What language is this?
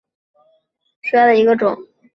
Chinese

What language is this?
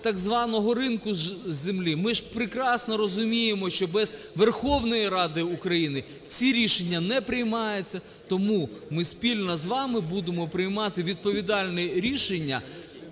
Ukrainian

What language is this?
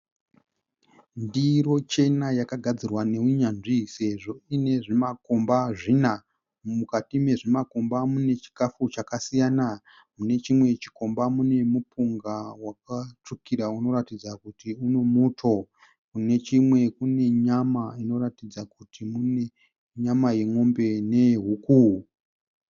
Shona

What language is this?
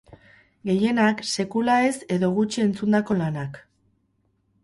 Basque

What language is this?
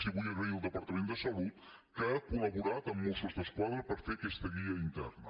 Catalan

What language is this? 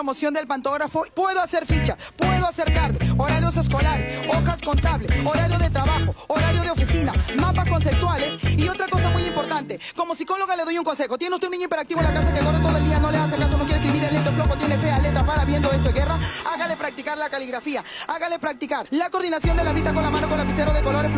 Spanish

